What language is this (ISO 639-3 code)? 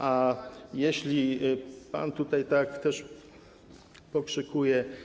pol